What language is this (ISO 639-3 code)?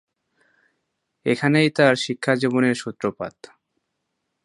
ben